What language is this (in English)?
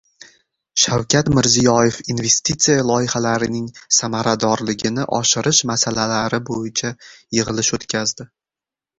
Uzbek